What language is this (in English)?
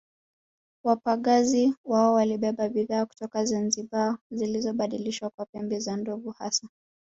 Swahili